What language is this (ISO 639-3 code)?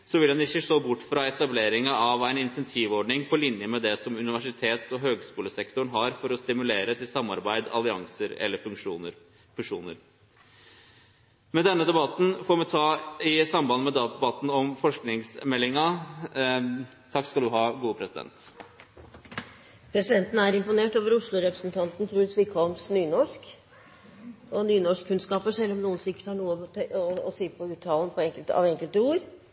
nno